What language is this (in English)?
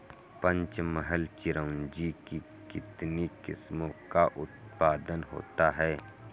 Hindi